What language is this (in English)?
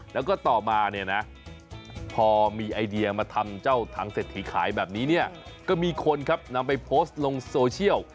Thai